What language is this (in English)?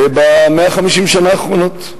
Hebrew